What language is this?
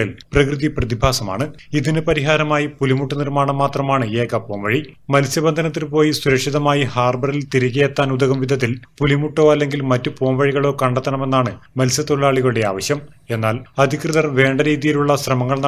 Hindi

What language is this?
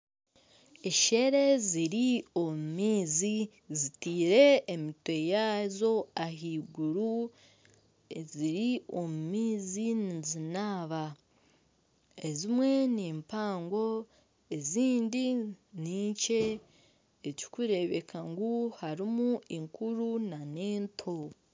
Nyankole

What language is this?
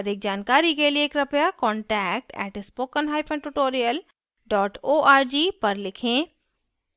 Hindi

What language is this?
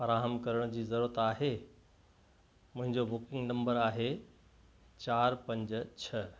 Sindhi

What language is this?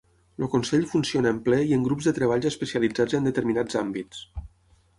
Catalan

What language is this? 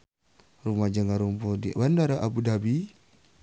Sundanese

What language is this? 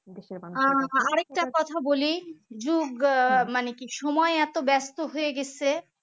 Bangla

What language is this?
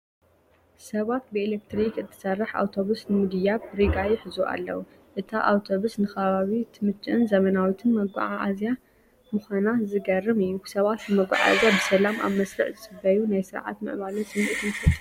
Tigrinya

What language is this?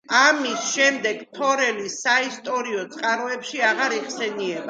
Georgian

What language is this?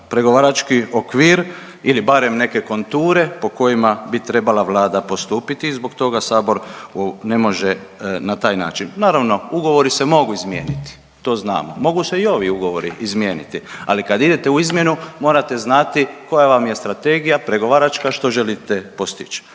Croatian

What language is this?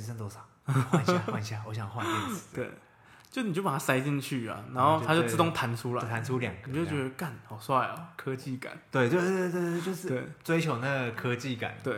Chinese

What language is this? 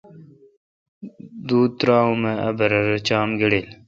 Kalkoti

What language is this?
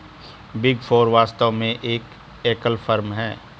Hindi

